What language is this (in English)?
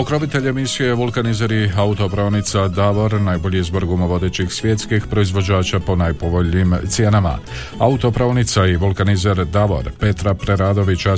Croatian